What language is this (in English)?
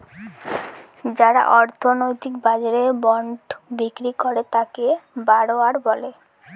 Bangla